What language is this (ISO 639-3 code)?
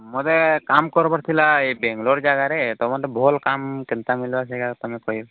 ori